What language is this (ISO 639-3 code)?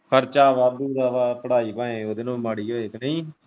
pan